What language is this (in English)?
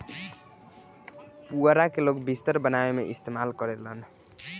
Bhojpuri